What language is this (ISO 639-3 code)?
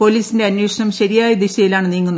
mal